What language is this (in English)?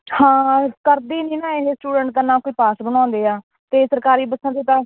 Punjabi